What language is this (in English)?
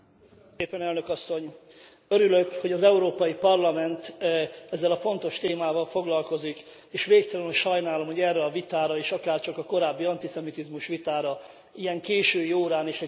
Hungarian